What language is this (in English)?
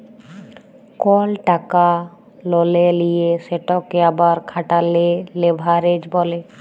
Bangla